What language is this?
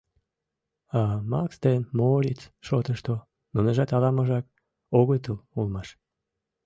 Mari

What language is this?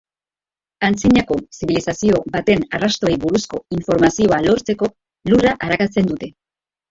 Basque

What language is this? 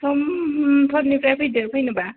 Bodo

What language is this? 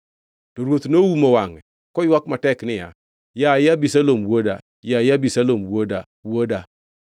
Luo (Kenya and Tanzania)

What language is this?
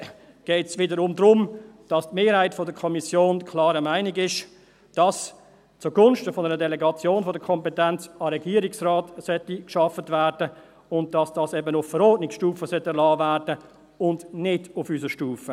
Swiss German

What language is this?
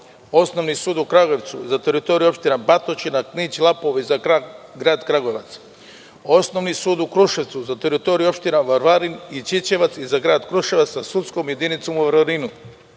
Serbian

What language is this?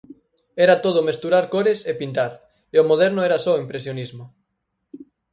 Galician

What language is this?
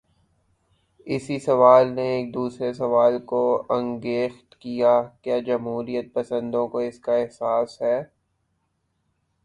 Urdu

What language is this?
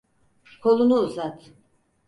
Turkish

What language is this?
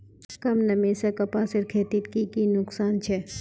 Magahi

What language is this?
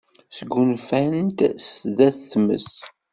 Kabyle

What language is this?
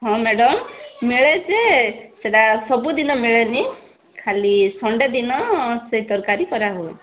Odia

